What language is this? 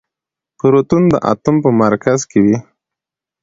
Pashto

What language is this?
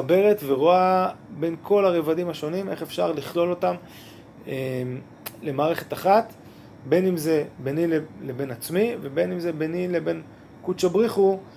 Hebrew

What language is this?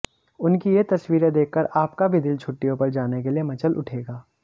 Hindi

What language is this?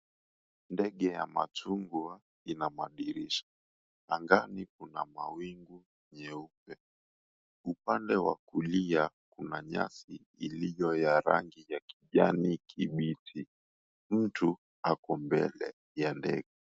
Swahili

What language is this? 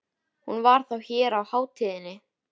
Icelandic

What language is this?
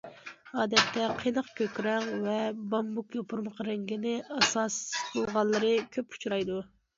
Uyghur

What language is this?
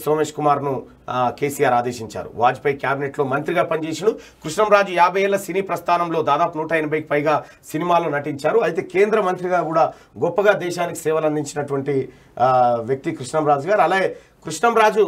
Romanian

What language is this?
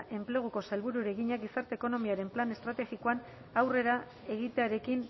Basque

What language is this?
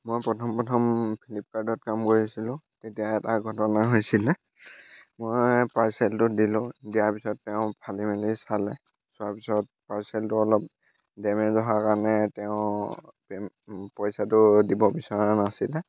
Assamese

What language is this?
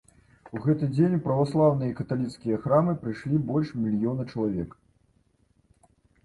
Belarusian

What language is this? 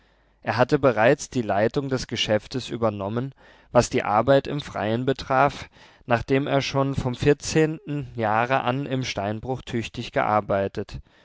German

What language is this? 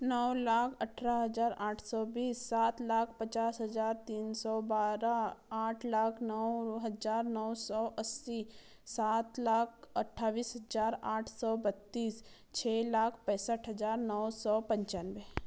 Hindi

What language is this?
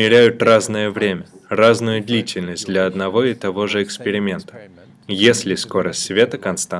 Russian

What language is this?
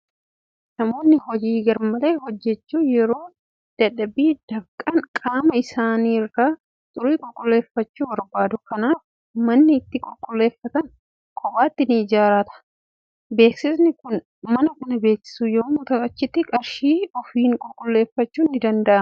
Oromo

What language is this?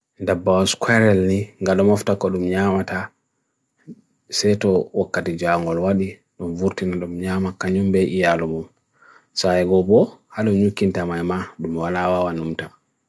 Bagirmi Fulfulde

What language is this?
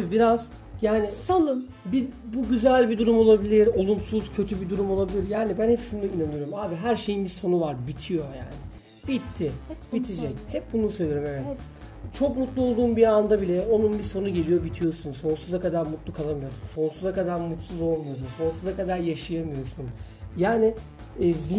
Turkish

